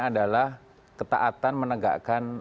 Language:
Indonesian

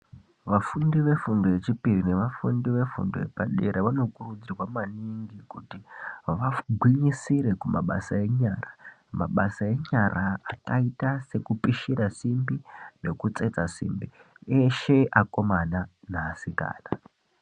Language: Ndau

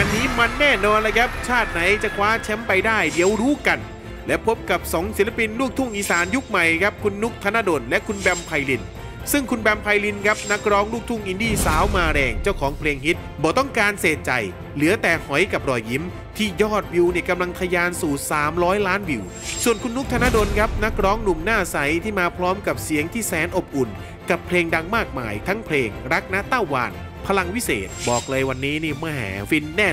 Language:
Thai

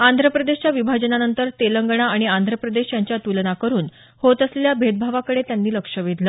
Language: Marathi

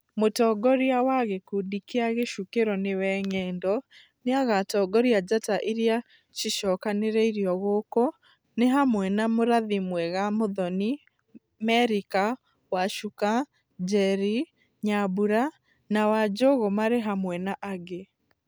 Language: Kikuyu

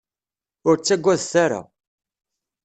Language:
Kabyle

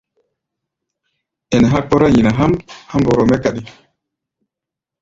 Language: Gbaya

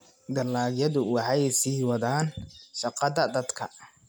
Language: Somali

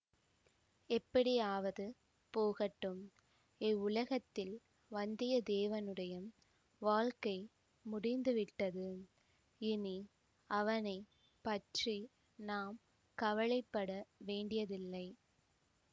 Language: Tamil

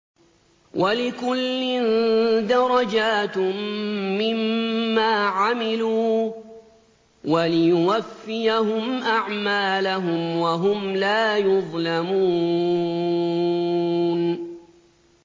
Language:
Arabic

